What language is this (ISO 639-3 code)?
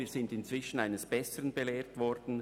gsw